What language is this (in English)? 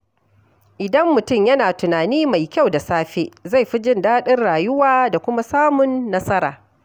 Hausa